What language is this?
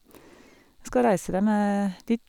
Norwegian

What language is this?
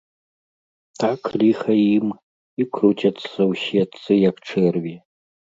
Belarusian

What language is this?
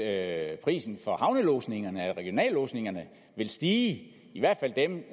Danish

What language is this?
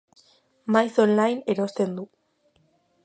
Basque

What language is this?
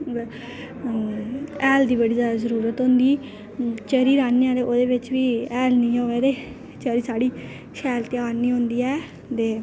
Dogri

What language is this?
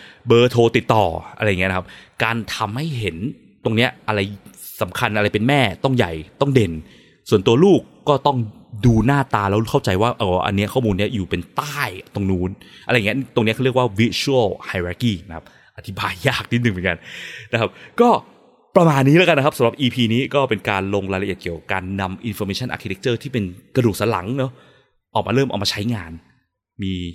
Thai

